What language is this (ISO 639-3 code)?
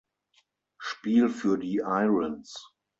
deu